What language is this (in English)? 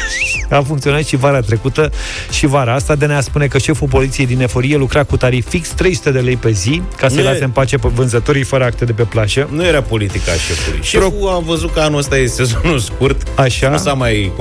Romanian